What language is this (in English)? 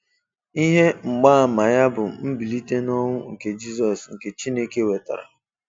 Igbo